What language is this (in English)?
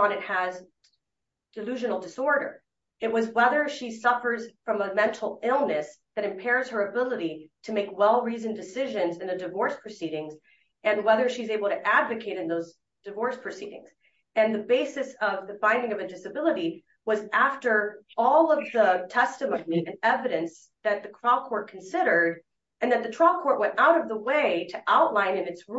English